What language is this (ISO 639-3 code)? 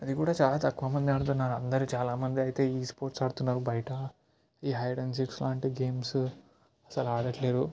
tel